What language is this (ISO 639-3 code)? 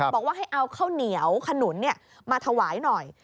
tha